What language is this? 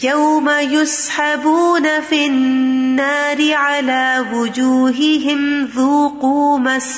Urdu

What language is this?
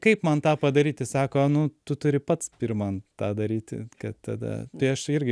Lithuanian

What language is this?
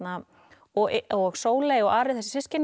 Icelandic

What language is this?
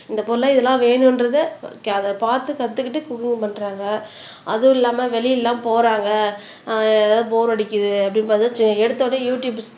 Tamil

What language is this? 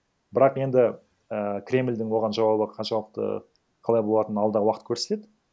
Kazakh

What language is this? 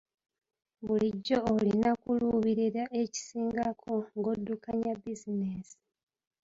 Ganda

